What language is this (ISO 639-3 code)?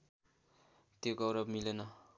nep